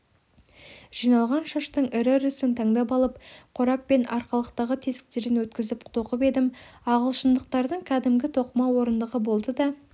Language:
Kazakh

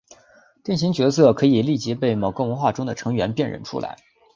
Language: Chinese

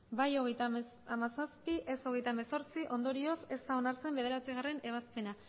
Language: Basque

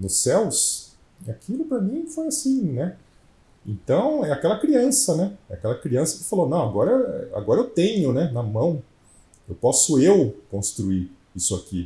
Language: Portuguese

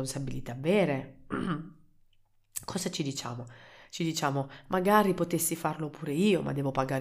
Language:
Italian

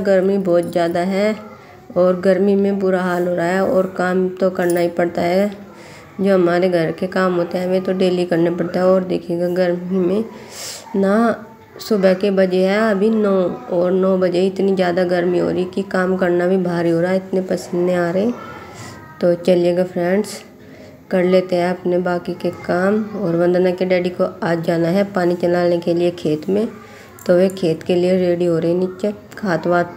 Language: Hindi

